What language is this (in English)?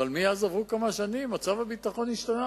Hebrew